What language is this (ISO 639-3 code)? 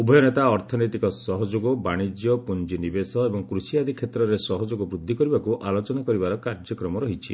ori